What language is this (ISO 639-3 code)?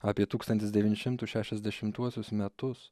lit